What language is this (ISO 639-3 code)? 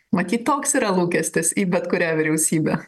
lit